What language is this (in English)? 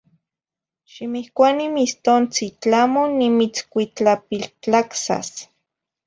Zacatlán-Ahuacatlán-Tepetzintla Nahuatl